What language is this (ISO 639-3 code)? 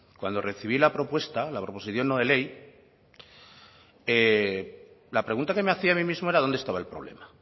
spa